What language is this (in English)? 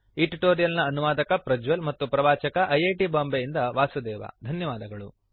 Kannada